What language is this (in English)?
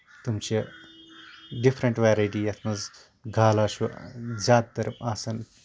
Kashmiri